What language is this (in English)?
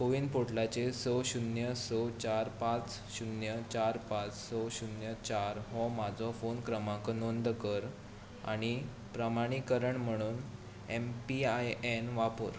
Konkani